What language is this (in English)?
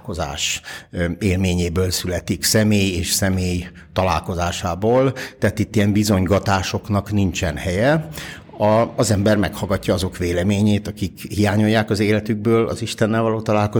Hungarian